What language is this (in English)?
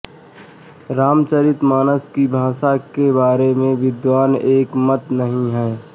Hindi